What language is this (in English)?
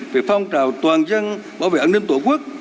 Vietnamese